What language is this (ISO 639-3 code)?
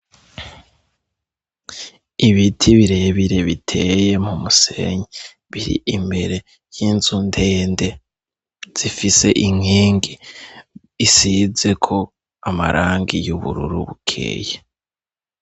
run